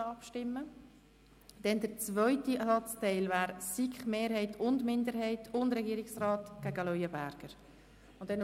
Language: Swiss German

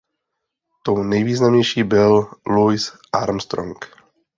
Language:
Czech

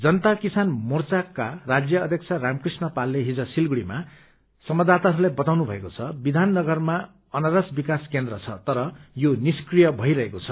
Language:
Nepali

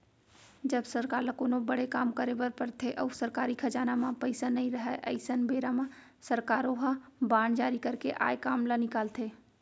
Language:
Chhattisgarhi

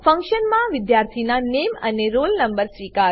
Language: Gujarati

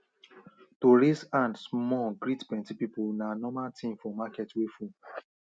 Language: Nigerian Pidgin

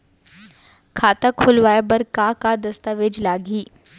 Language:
Chhattisgarhi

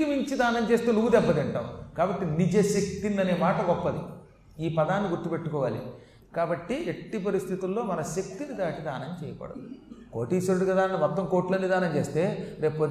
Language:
Telugu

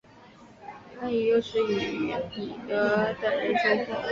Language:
Chinese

